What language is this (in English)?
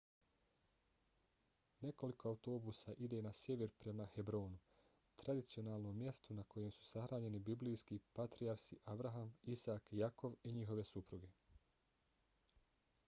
Bosnian